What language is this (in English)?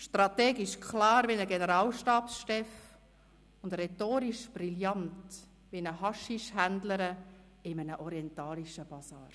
Swiss German